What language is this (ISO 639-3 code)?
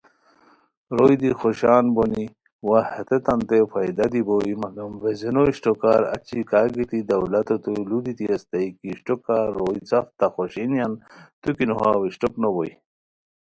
khw